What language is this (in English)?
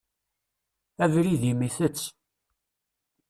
Kabyle